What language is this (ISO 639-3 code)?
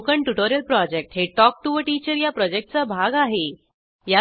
mar